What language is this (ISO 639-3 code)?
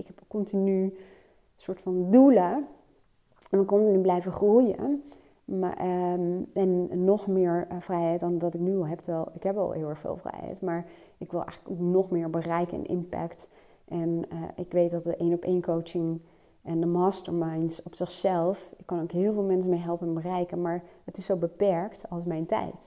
nld